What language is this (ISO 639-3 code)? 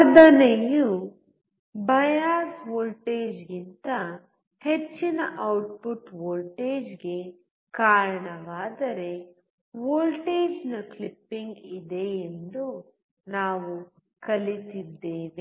kan